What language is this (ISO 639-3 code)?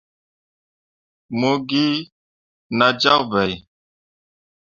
mua